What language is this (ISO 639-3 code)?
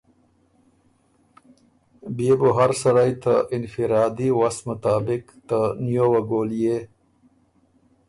oru